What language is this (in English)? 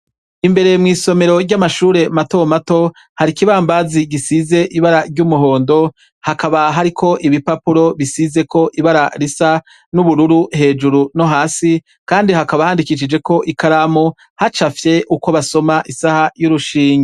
Rundi